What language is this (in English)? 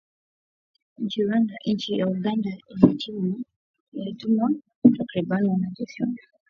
Swahili